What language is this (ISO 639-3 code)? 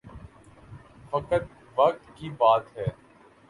urd